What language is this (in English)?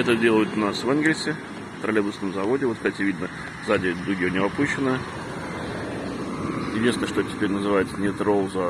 Russian